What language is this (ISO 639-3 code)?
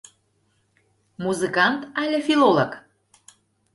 chm